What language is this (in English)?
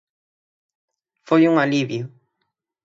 Galician